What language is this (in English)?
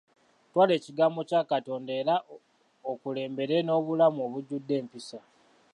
Ganda